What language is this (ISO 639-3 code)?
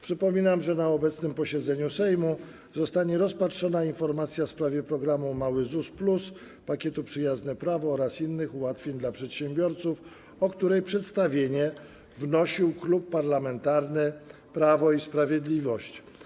pol